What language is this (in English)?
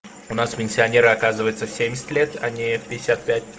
Russian